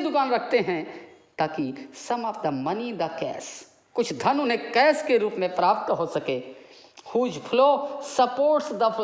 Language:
Hindi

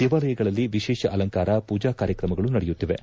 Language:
Kannada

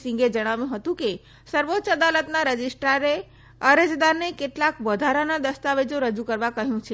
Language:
Gujarati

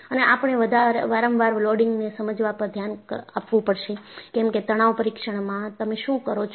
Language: Gujarati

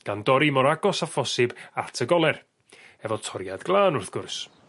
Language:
Welsh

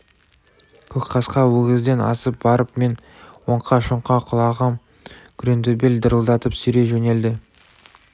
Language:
Kazakh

